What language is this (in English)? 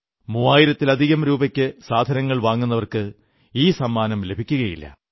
Malayalam